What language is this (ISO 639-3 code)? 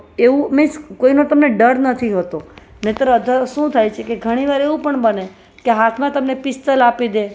guj